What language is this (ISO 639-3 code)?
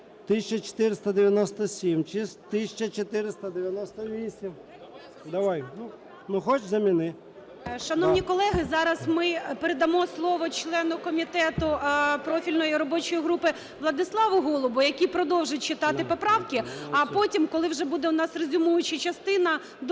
ukr